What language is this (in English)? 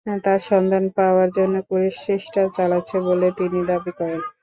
Bangla